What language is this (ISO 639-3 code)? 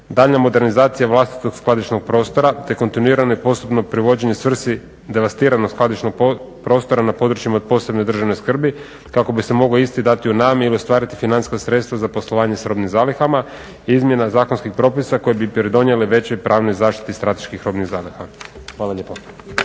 hrv